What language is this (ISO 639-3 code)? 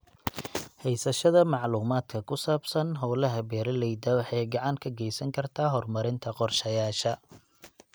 som